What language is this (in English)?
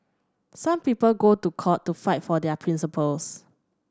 English